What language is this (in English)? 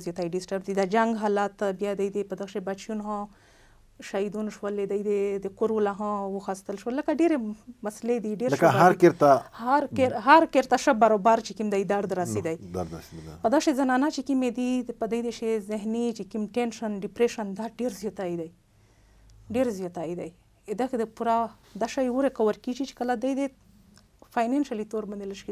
Arabic